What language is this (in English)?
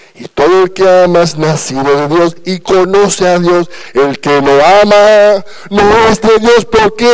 Spanish